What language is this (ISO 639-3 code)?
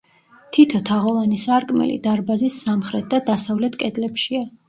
kat